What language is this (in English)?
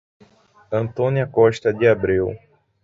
Portuguese